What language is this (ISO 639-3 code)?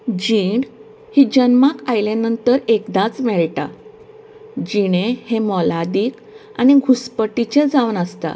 kok